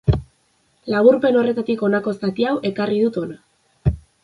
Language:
Basque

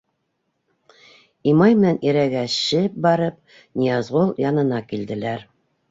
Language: Bashkir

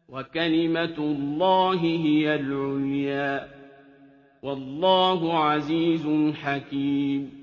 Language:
Arabic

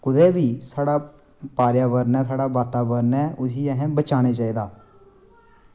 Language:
Dogri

